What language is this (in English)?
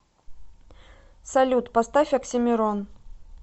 Russian